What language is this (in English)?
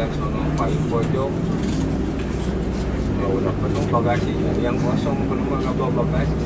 Indonesian